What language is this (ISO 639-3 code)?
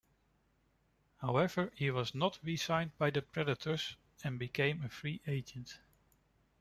eng